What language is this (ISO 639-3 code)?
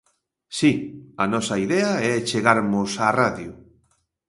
glg